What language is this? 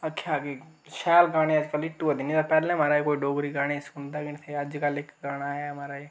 Dogri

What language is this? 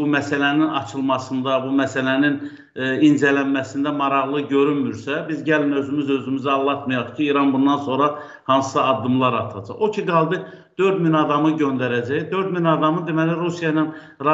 Turkish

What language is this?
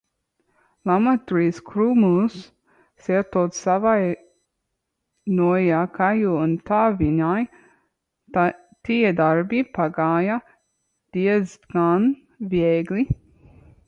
Latvian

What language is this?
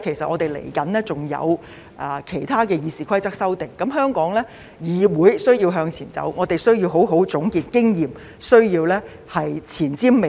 Cantonese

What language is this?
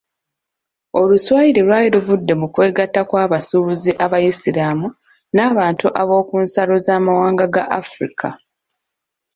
Ganda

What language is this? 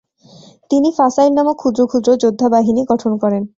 Bangla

